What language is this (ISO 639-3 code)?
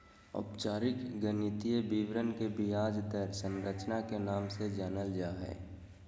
mag